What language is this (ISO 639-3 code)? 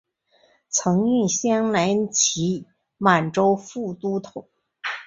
zho